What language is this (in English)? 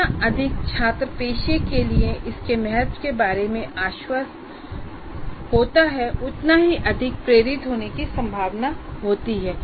Hindi